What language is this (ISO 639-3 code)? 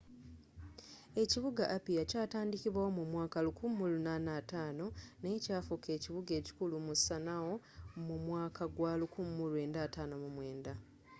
lug